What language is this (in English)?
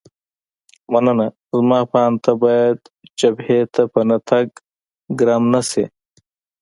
Pashto